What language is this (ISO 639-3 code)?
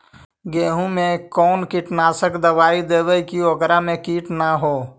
mag